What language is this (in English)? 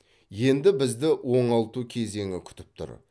Kazakh